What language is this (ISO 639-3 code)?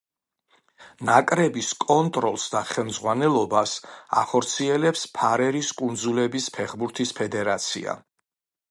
kat